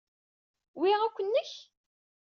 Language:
Kabyle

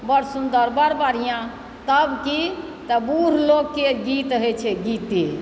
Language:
Maithili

